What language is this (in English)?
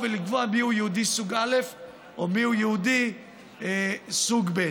Hebrew